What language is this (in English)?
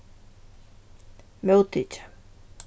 Faroese